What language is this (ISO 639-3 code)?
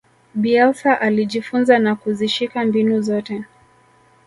swa